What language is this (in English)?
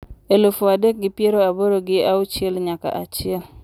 Luo (Kenya and Tanzania)